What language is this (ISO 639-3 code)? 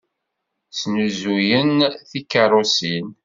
kab